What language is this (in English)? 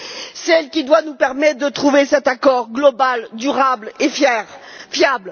French